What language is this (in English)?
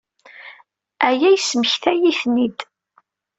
Kabyle